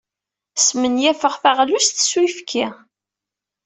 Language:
Kabyle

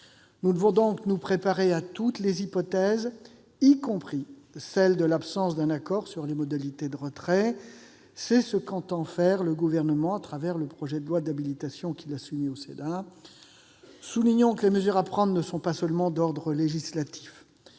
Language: French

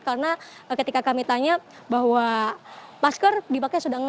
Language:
Indonesian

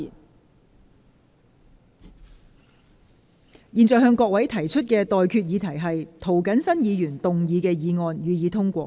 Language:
Cantonese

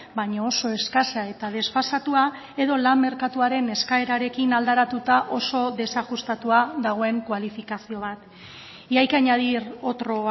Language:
Basque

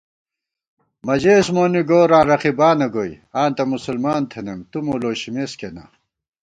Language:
Gawar-Bati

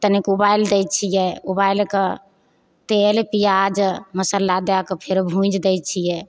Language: Maithili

